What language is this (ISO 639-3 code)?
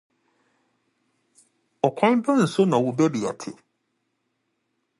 aka